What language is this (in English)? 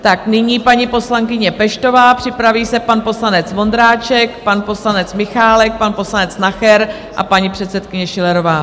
Czech